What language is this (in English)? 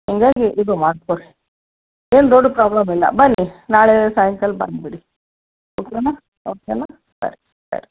Kannada